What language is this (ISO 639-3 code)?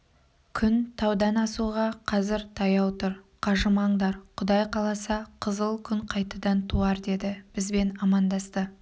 kaz